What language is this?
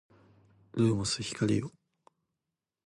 Japanese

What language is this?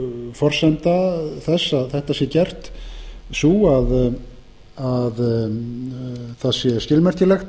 Icelandic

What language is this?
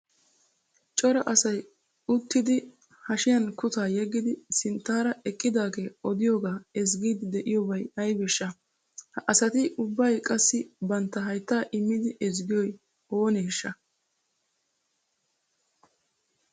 Wolaytta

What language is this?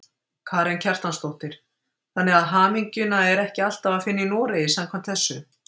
Icelandic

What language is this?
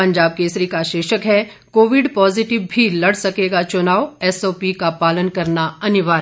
Hindi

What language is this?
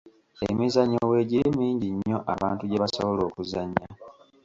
Ganda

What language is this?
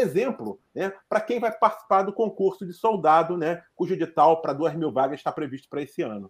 Portuguese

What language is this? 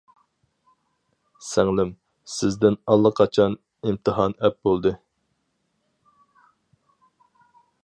Uyghur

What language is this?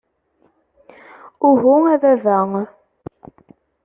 Kabyle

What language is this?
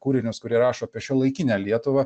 Lithuanian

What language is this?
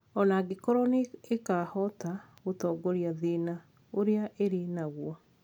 Kikuyu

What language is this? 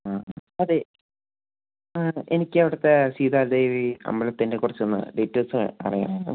Malayalam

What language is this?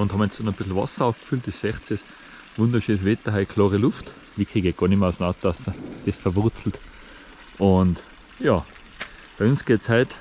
German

